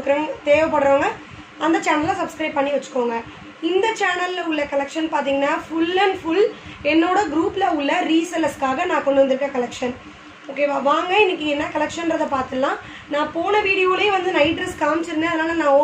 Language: Hindi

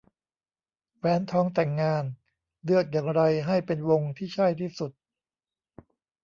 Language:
Thai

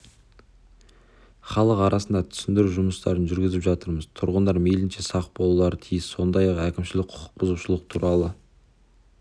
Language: Kazakh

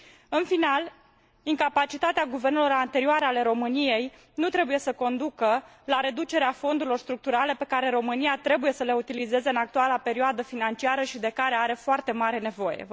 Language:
Romanian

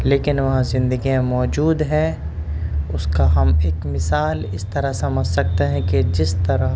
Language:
Urdu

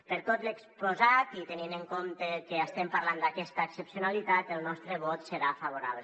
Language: Catalan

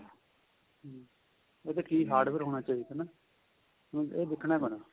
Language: Punjabi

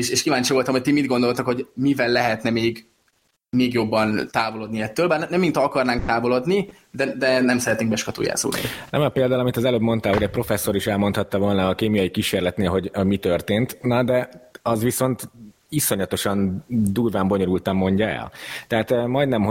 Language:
Hungarian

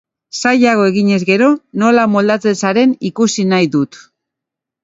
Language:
Basque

